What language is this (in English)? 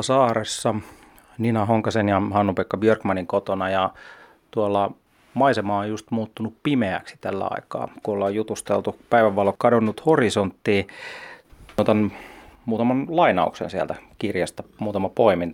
Finnish